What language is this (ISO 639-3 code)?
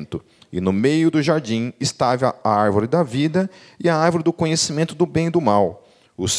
por